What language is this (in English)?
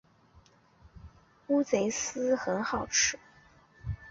Chinese